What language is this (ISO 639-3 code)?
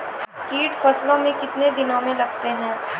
mai